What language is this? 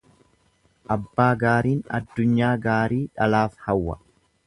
Oromo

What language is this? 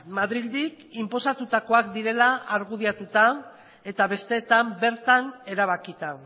Basque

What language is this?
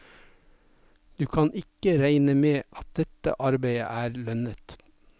Norwegian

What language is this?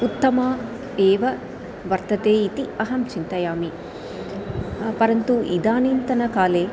Sanskrit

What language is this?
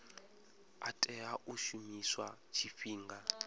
Venda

